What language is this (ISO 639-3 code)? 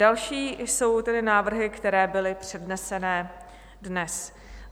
ces